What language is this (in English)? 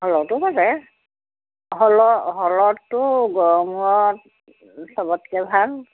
Assamese